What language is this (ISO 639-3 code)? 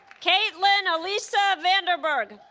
eng